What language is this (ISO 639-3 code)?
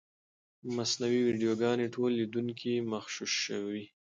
pus